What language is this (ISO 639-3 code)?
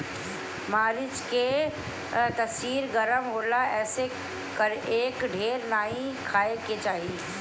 bho